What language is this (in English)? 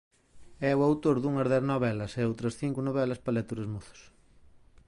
Galician